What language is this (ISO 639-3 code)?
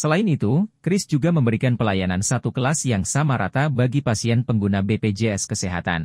ind